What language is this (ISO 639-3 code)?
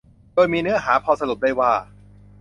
tha